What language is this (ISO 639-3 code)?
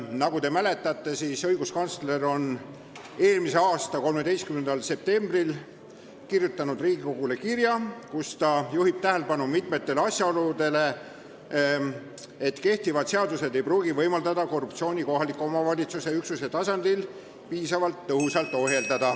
est